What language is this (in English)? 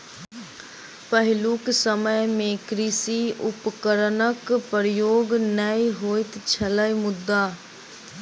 Maithili